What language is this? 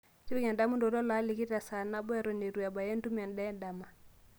Masai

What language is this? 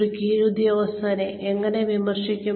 Malayalam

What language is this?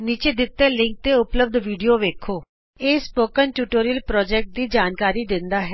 Punjabi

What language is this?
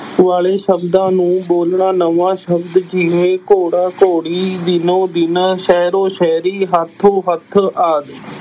Punjabi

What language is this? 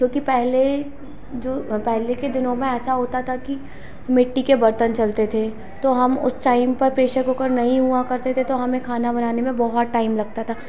Hindi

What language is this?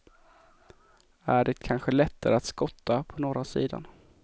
Swedish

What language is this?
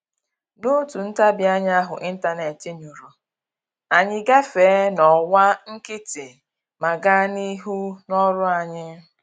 Igbo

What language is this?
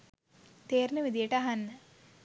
Sinhala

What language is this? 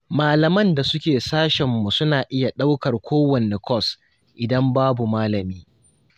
Hausa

